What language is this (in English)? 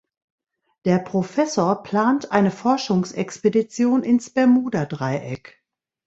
German